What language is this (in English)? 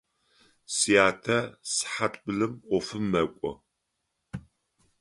Adyghe